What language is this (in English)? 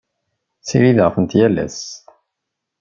Kabyle